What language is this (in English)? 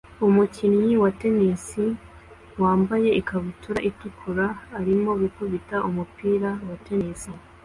Kinyarwanda